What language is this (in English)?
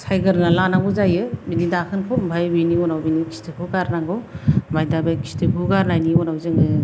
Bodo